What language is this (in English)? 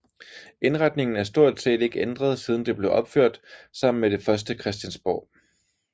Danish